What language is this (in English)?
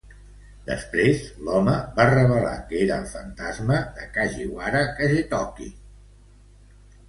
Catalan